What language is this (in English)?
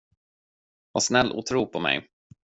Swedish